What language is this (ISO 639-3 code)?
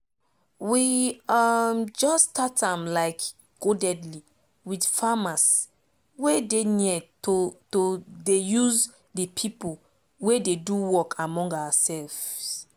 pcm